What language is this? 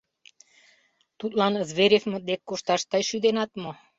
Mari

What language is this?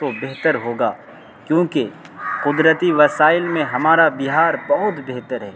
Urdu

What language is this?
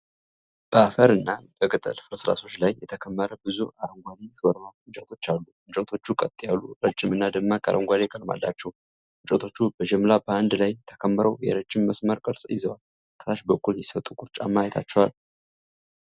Amharic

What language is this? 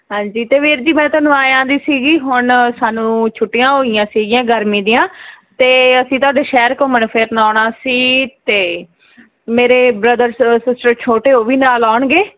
Punjabi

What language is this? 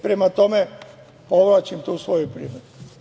Serbian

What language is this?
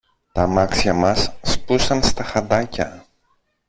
Greek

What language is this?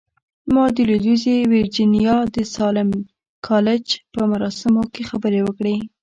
Pashto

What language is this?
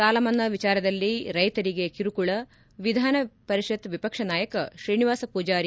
Kannada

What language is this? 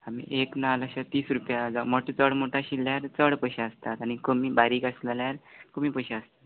Konkani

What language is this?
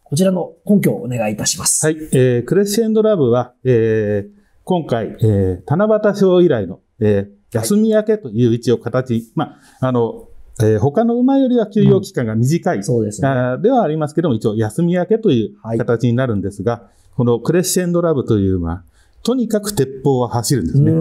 Japanese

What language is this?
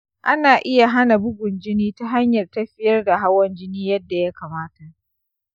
Hausa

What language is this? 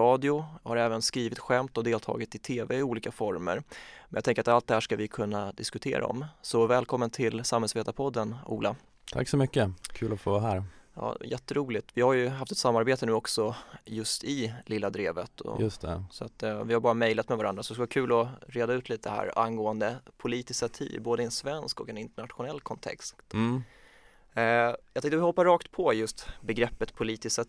Swedish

